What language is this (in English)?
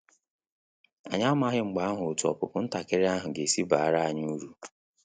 Igbo